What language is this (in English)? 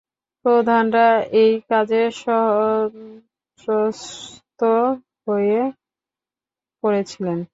Bangla